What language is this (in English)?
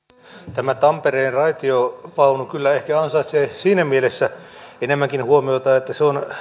Finnish